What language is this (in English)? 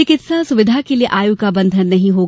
Hindi